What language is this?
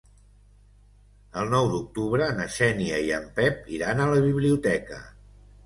Catalan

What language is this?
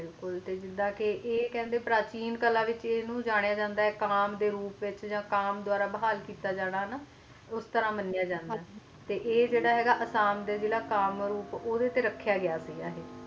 Punjabi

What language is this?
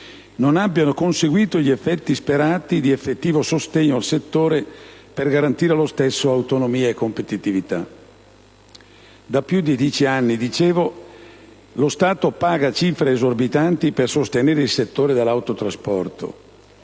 Italian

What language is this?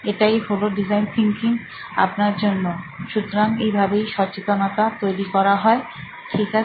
Bangla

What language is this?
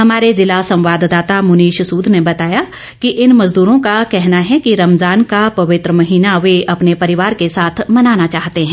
Hindi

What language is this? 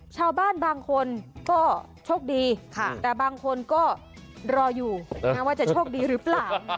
Thai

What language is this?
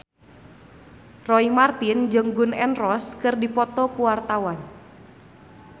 Sundanese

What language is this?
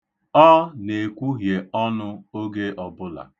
Igbo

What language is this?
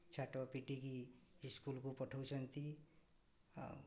Odia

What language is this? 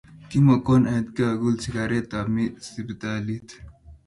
Kalenjin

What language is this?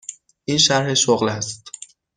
Persian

